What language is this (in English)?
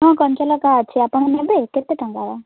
Odia